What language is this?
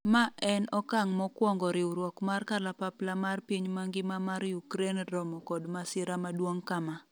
Luo (Kenya and Tanzania)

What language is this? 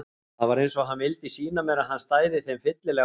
Icelandic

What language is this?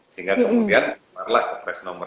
Indonesian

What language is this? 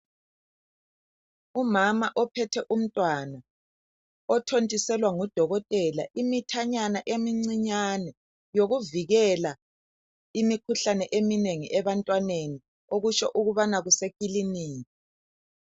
North Ndebele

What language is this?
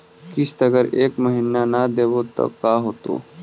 Magahi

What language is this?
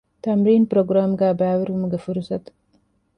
Divehi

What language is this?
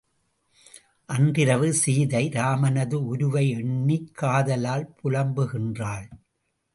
Tamil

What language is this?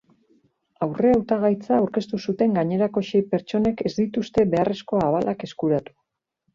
Basque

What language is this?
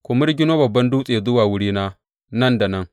Hausa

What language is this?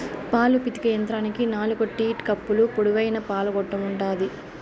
Telugu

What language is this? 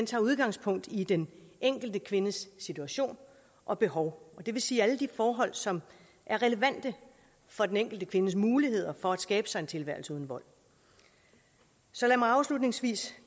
Danish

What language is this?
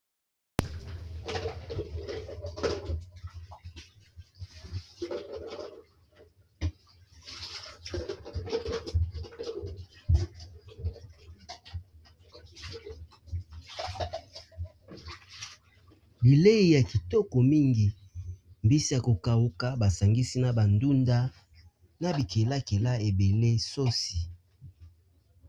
Lingala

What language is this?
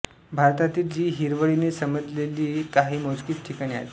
Marathi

